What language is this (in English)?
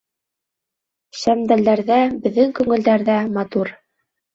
Bashkir